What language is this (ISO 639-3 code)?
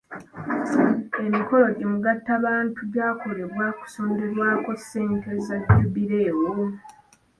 lug